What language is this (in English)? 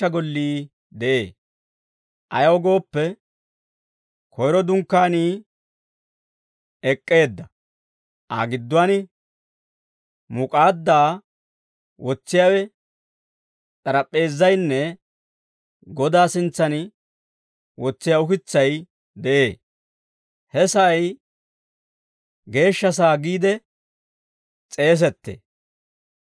Dawro